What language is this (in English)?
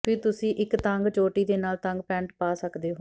Punjabi